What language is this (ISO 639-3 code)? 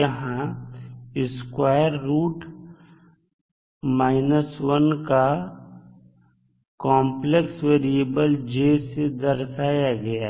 hin